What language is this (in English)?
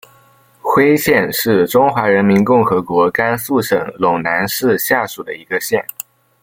Chinese